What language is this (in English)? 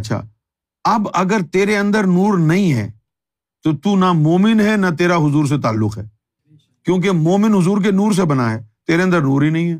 Urdu